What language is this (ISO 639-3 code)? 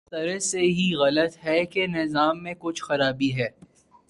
urd